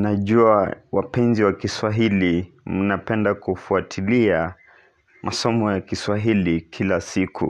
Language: Swahili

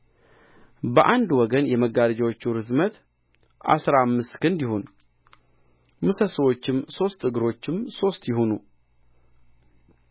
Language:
Amharic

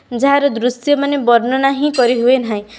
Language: Odia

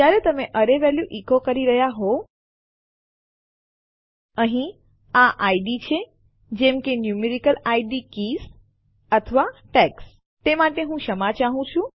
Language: Gujarati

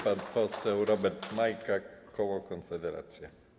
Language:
Polish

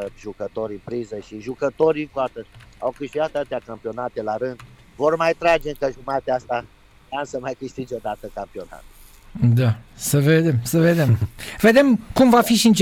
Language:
Romanian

